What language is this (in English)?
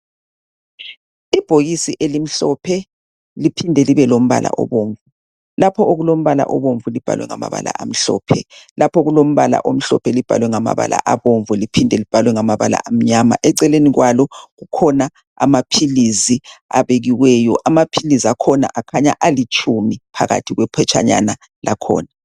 North Ndebele